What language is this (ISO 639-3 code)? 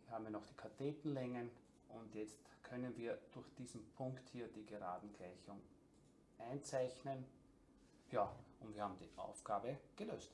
deu